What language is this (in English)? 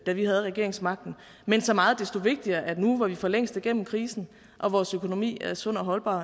Danish